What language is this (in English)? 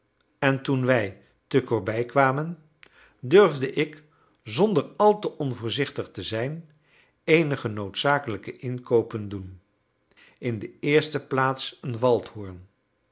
Dutch